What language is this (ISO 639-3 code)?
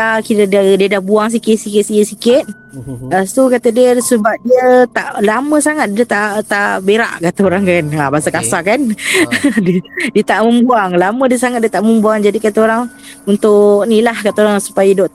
msa